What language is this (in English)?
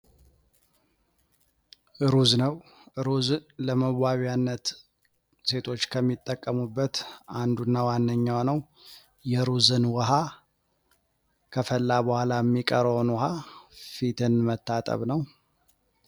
Amharic